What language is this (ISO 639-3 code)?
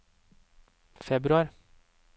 nor